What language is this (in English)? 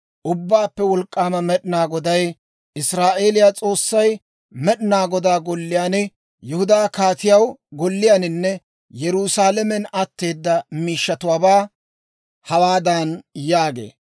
Dawro